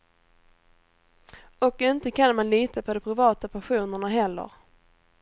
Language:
Swedish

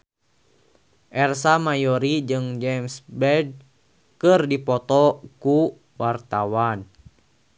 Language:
Sundanese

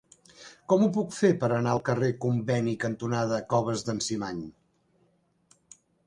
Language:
Catalan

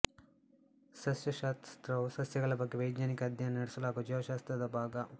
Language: Kannada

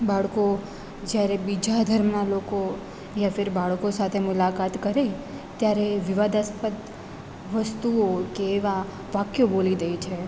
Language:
Gujarati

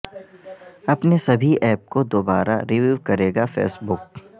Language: Urdu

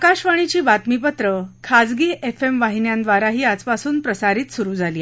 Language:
Marathi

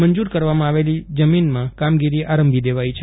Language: Gujarati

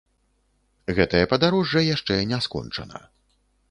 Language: Belarusian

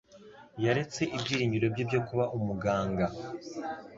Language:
Kinyarwanda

